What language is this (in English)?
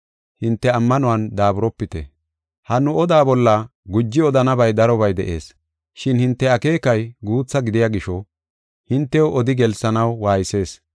Gofa